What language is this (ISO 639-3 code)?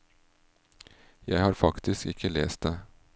nor